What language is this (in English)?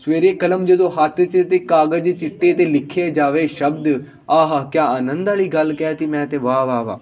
Punjabi